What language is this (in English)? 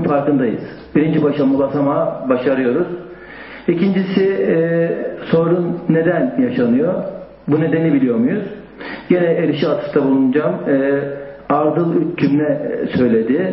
Turkish